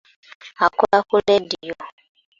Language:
Ganda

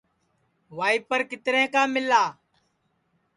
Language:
Sansi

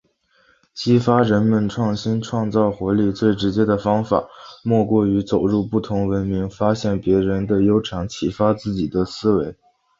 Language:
Chinese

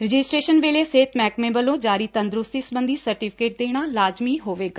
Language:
Punjabi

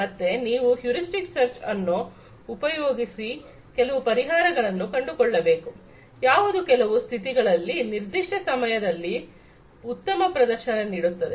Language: Kannada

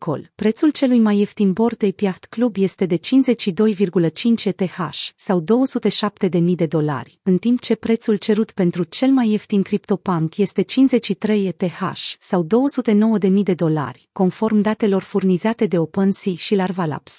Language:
Romanian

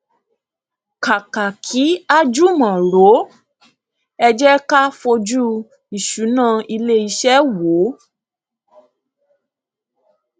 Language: Yoruba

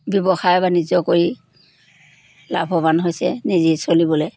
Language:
Assamese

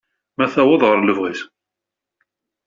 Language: Kabyle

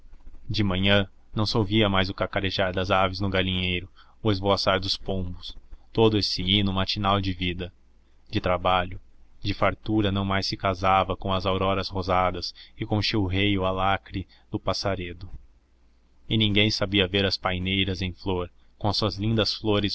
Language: Portuguese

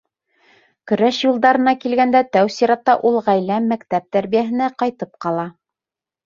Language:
Bashkir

